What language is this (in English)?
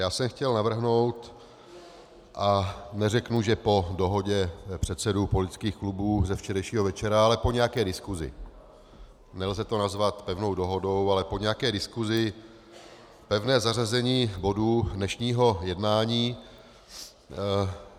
Czech